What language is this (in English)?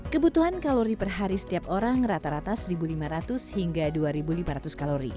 Indonesian